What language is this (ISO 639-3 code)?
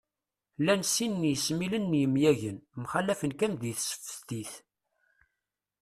kab